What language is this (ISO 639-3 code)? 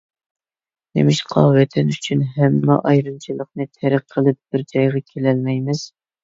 uig